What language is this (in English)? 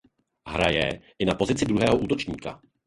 Czech